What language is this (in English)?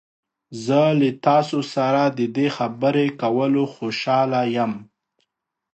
Pashto